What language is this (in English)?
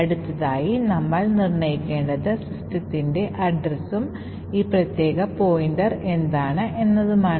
Malayalam